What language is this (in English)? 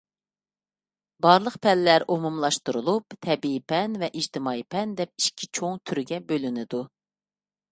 Uyghur